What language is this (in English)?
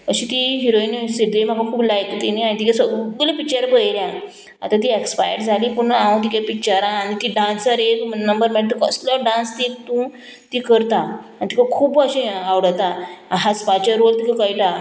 Konkani